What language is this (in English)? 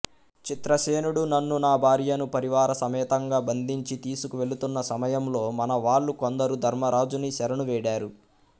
Telugu